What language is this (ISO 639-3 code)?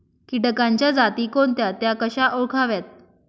mar